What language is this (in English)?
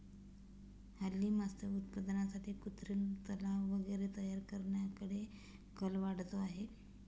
Marathi